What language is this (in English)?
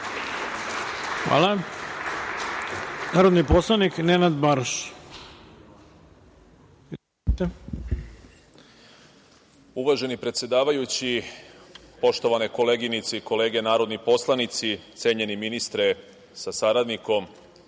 Serbian